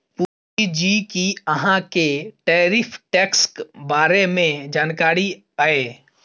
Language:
Maithili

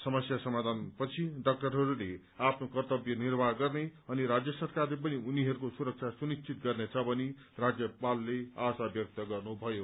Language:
Nepali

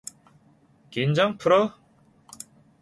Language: Korean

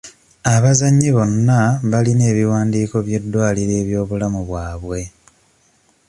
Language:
Ganda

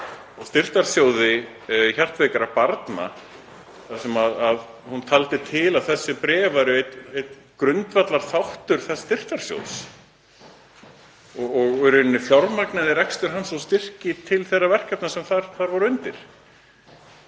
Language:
Icelandic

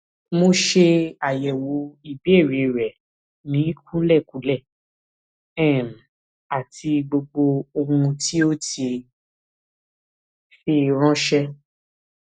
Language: Yoruba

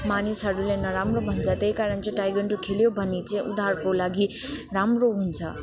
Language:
Nepali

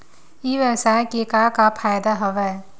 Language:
Chhattisgarhi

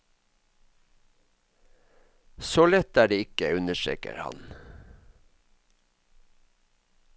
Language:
Norwegian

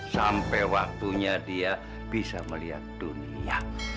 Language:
Indonesian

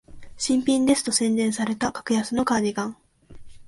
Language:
Japanese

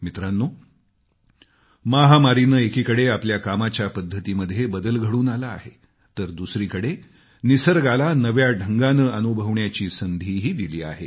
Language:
Marathi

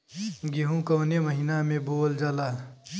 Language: Bhojpuri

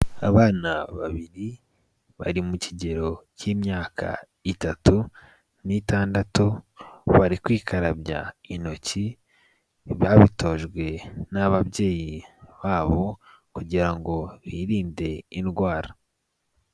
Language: Kinyarwanda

